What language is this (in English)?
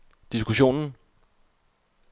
Danish